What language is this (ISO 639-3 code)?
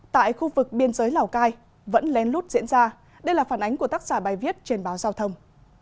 vie